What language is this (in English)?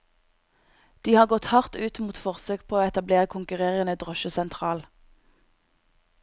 Norwegian